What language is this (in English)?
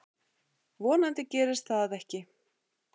Icelandic